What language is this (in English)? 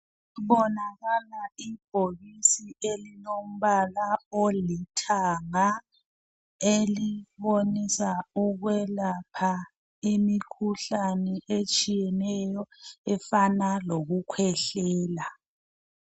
North Ndebele